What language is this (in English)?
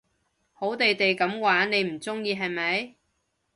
Cantonese